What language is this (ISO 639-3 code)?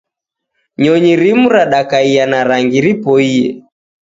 dav